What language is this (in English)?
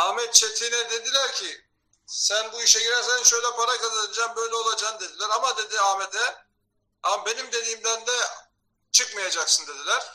Turkish